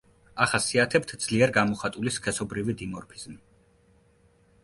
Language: Georgian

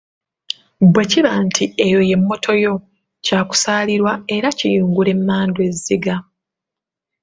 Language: Ganda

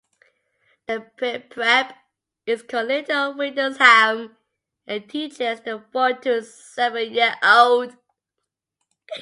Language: English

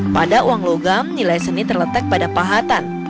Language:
Indonesian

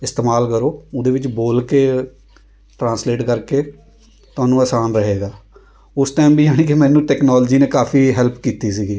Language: Punjabi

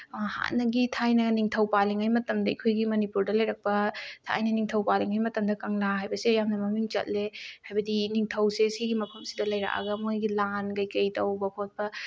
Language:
Manipuri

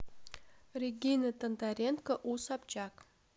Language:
Russian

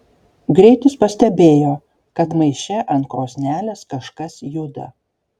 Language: Lithuanian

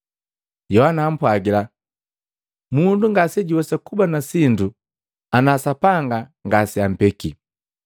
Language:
Matengo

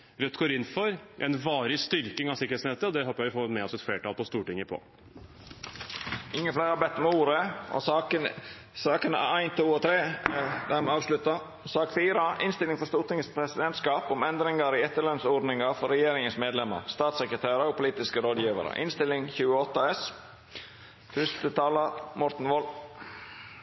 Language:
Norwegian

